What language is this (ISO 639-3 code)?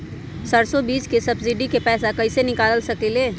mag